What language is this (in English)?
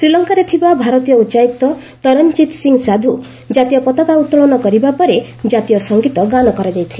Odia